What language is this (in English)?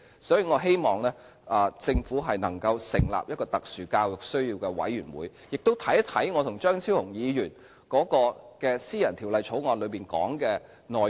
Cantonese